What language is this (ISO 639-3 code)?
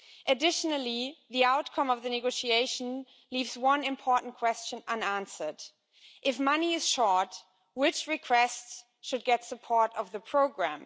eng